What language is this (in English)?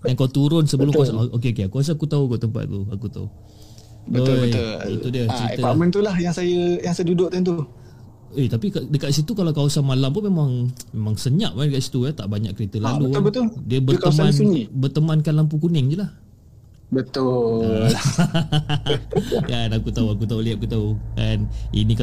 Malay